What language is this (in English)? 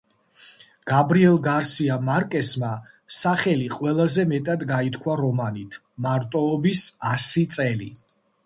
Georgian